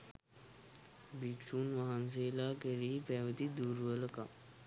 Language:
Sinhala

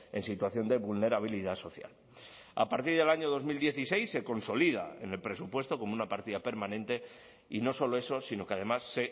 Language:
Spanish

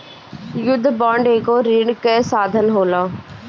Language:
Bhojpuri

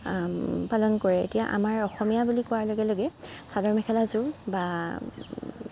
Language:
Assamese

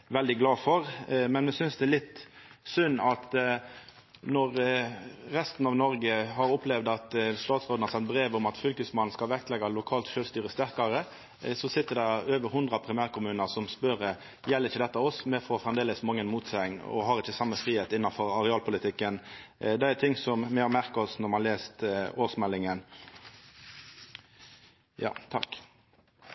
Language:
Norwegian Nynorsk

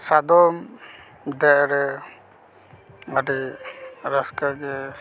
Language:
Santali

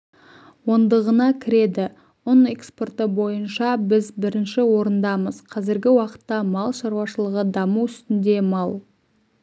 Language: Kazakh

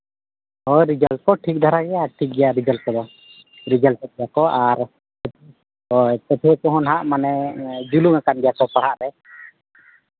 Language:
Santali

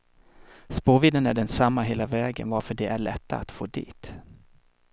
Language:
Swedish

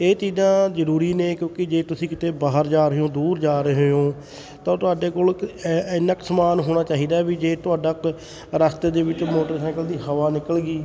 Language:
Punjabi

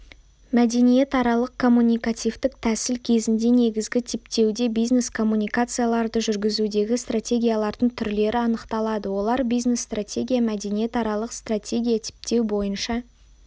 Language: Kazakh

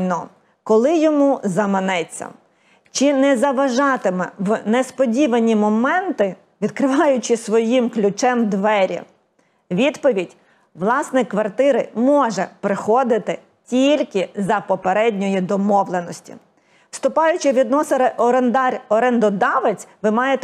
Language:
Ukrainian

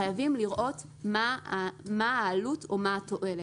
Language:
Hebrew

